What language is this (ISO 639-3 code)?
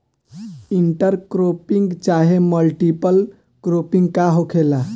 bho